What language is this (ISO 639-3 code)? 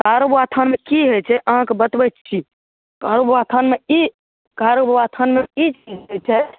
mai